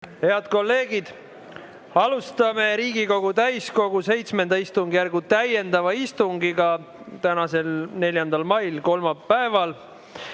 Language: Estonian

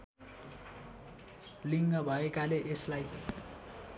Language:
Nepali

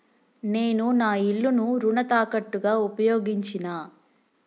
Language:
Telugu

